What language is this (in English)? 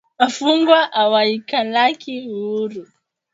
Swahili